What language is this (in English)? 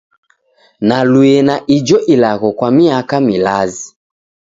Taita